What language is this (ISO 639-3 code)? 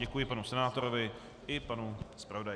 ces